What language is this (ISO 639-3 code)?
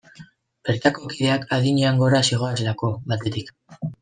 eus